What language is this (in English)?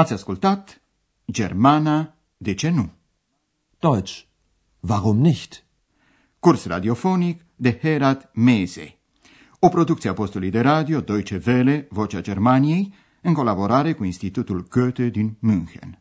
Romanian